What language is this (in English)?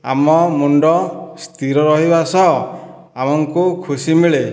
Odia